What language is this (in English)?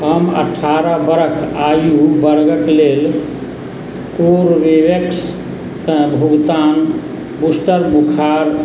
Maithili